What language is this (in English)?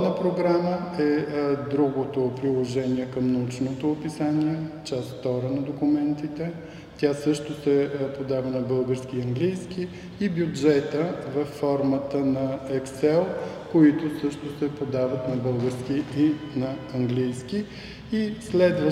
Bulgarian